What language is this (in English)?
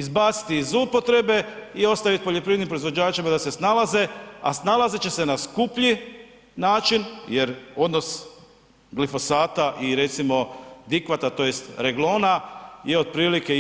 Croatian